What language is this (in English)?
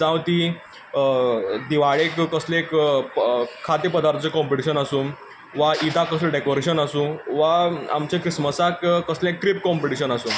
Konkani